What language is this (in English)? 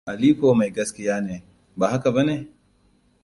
Hausa